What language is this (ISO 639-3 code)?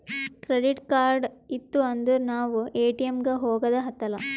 kan